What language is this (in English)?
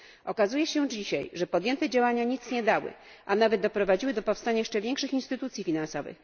Polish